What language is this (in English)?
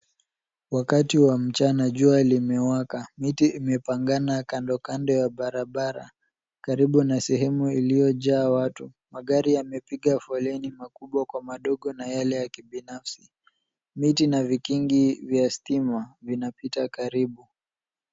Swahili